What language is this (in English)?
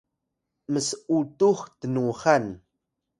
Atayal